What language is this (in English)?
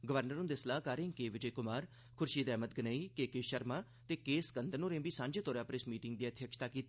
Dogri